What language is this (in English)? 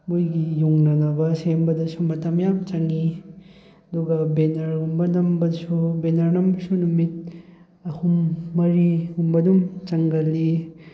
Manipuri